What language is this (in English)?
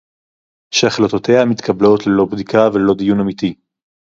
Hebrew